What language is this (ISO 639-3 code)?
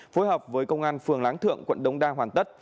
vie